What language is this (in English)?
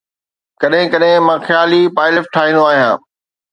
Sindhi